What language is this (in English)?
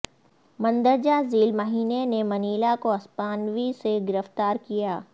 Urdu